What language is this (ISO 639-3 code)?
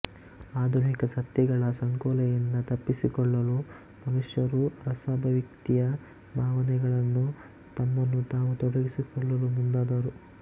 kan